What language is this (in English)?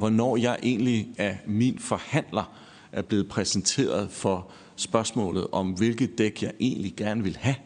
Danish